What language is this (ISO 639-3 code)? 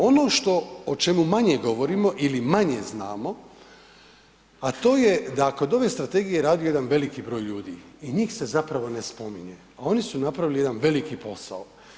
hrv